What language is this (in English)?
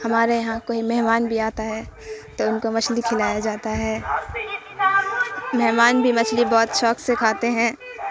Urdu